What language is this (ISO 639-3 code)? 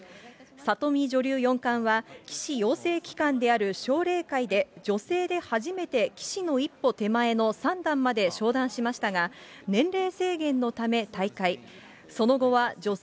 jpn